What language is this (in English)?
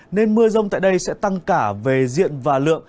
Vietnamese